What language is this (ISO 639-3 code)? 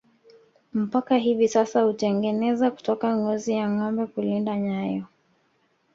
swa